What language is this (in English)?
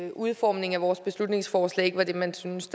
Danish